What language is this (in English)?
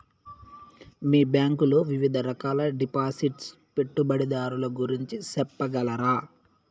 Telugu